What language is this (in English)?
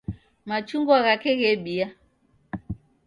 Taita